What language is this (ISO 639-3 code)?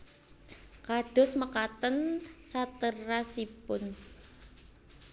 jav